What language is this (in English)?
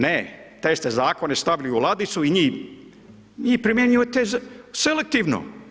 Croatian